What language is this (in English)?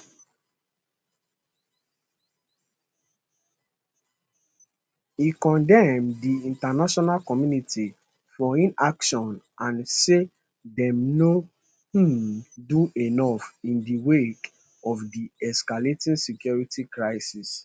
Nigerian Pidgin